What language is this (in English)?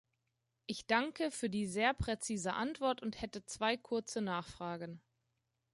German